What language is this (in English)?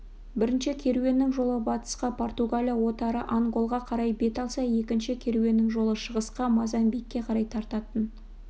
Kazakh